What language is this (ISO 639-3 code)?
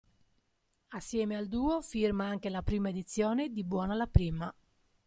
ita